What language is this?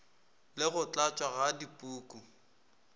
Northern Sotho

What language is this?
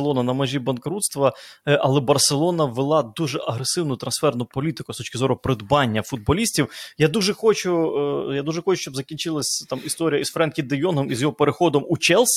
Ukrainian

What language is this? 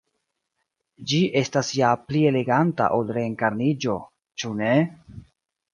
Esperanto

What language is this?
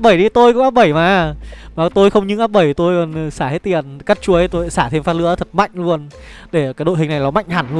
Vietnamese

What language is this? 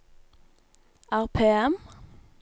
Norwegian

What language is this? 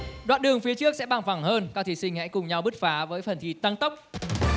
Vietnamese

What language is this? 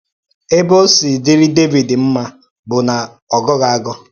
Igbo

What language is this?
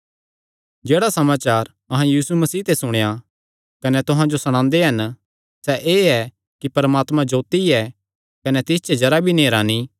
Kangri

